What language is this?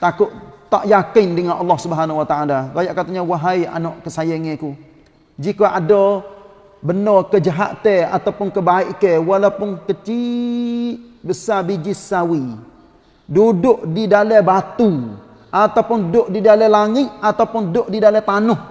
Malay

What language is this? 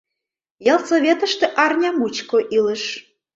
Mari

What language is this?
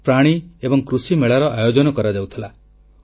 Odia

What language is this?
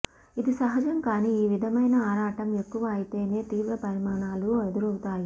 Telugu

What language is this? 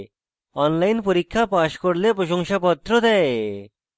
Bangla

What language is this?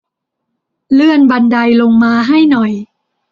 Thai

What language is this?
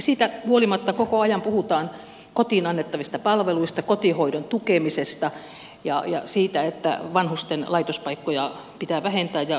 Finnish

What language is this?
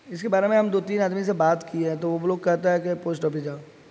Urdu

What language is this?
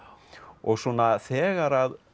Icelandic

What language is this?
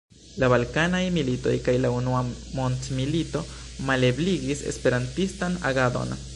Esperanto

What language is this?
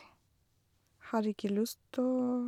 Norwegian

